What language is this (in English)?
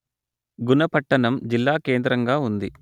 Telugu